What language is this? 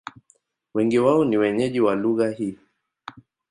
Swahili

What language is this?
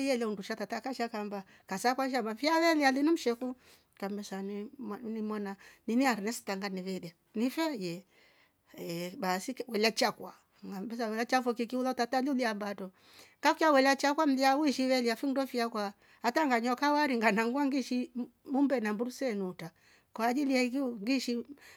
Rombo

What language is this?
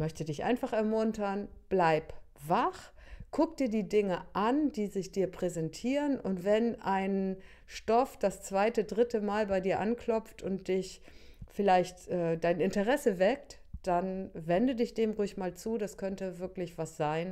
German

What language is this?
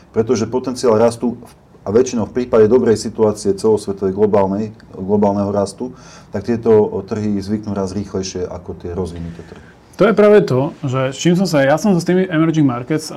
Slovak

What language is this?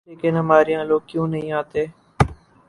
Urdu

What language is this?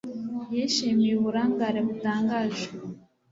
Kinyarwanda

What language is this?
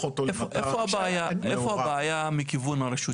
Hebrew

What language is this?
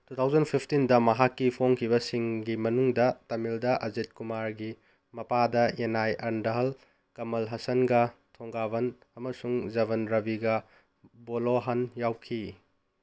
Manipuri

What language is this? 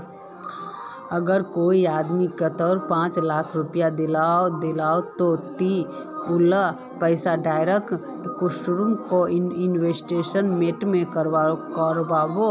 Magahi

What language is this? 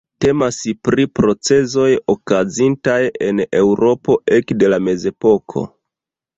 Esperanto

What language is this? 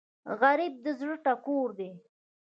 Pashto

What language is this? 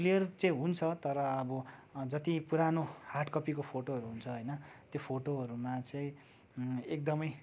Nepali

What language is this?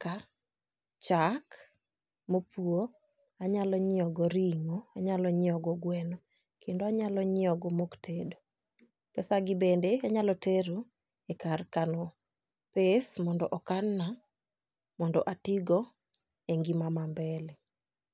Luo (Kenya and Tanzania)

